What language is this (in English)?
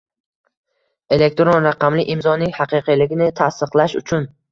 Uzbek